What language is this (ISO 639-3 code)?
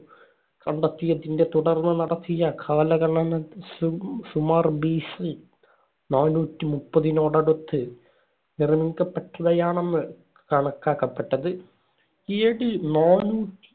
mal